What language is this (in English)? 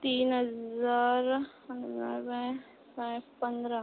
Konkani